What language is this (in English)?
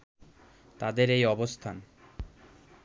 Bangla